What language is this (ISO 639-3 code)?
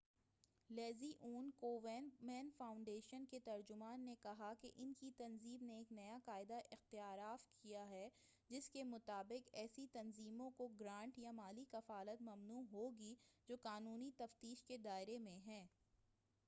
urd